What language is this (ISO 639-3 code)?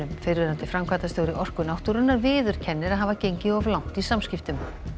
isl